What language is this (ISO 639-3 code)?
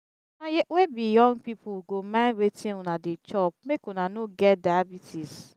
pcm